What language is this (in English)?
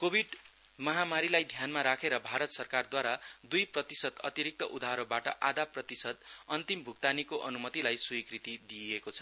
Nepali